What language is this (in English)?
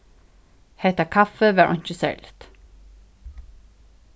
Faroese